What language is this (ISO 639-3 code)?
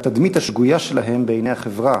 heb